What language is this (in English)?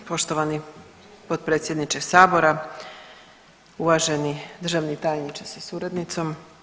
Croatian